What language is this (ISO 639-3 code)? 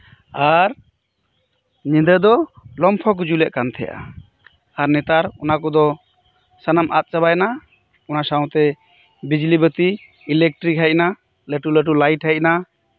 sat